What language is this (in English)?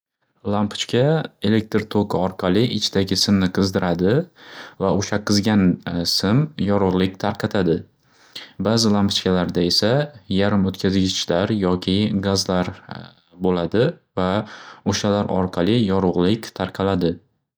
Uzbek